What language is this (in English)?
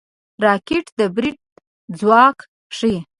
Pashto